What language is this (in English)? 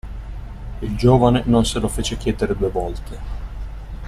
Italian